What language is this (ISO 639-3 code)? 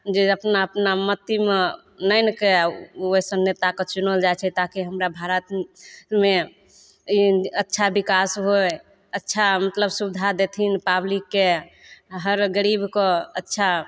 mai